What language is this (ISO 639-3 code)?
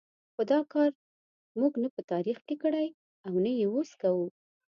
pus